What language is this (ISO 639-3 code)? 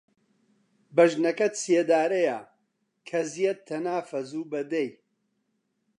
ckb